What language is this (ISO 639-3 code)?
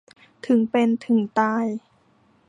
tha